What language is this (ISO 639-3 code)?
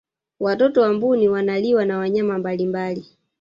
swa